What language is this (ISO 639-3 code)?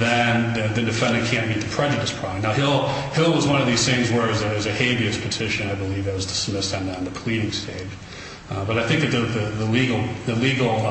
eng